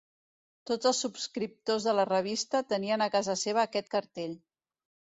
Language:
Catalan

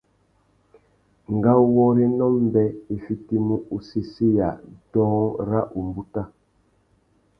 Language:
Tuki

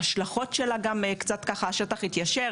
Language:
Hebrew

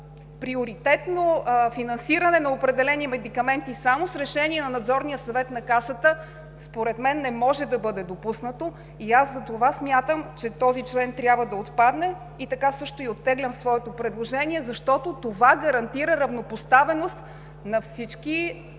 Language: Bulgarian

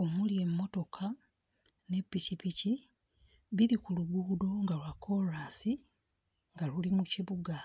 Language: Ganda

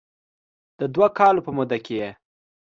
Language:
Pashto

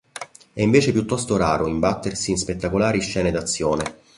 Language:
Italian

